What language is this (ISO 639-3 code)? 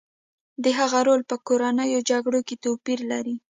pus